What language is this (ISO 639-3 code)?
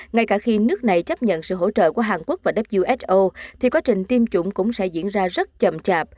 vie